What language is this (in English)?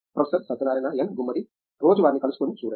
Telugu